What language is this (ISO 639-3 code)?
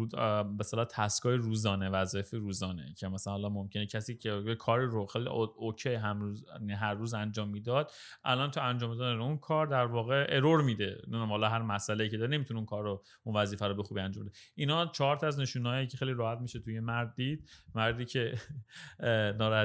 fas